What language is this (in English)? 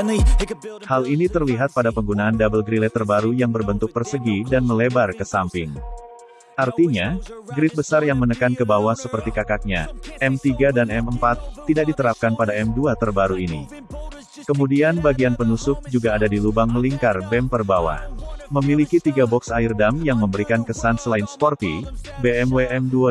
Indonesian